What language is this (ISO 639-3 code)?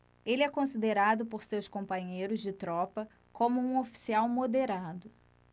por